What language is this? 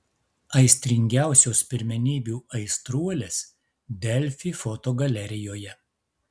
Lithuanian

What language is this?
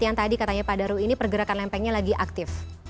Indonesian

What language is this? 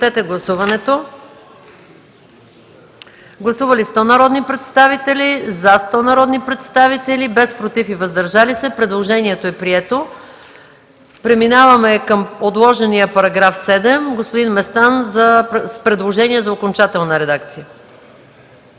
Bulgarian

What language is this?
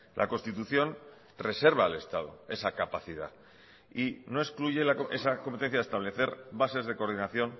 Spanish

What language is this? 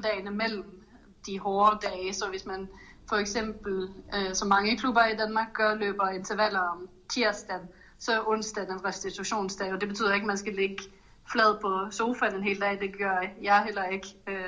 Danish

